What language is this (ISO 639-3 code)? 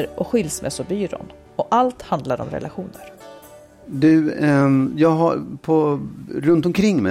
swe